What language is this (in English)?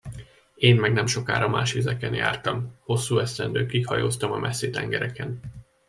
Hungarian